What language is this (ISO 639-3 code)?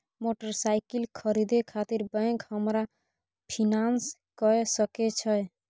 mai